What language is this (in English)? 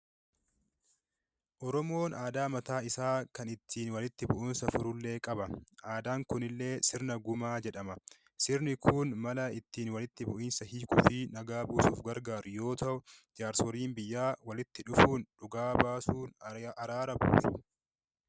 Oromo